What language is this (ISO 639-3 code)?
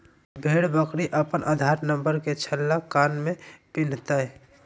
mag